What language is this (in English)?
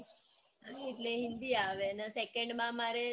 Gujarati